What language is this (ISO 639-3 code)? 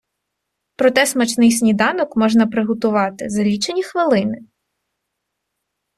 ukr